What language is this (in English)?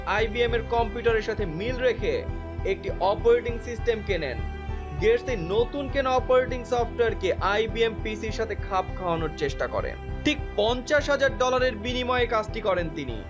Bangla